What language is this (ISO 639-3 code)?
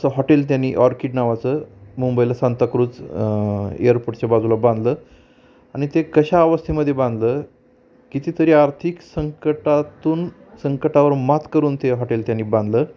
mar